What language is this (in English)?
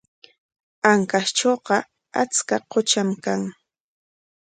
Corongo Ancash Quechua